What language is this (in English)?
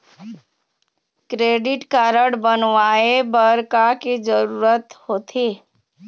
Chhattisgarhi